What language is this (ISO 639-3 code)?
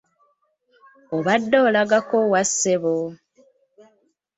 lug